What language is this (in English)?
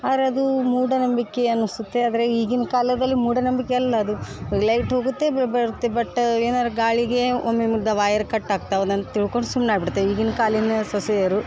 Kannada